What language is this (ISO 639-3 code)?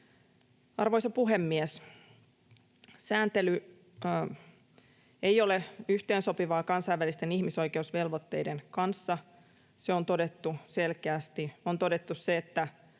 fin